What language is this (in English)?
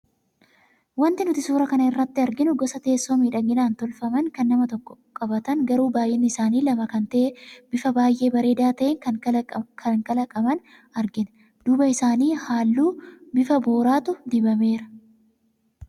Oromo